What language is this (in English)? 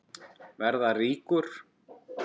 Icelandic